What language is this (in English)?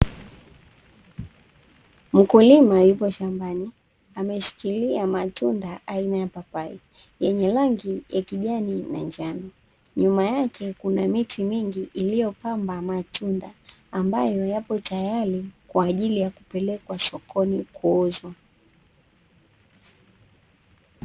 Swahili